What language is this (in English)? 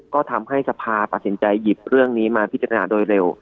Thai